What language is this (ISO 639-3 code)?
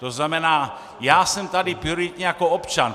ces